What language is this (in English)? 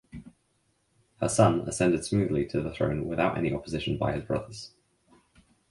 English